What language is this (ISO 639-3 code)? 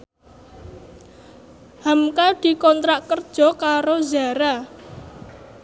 jav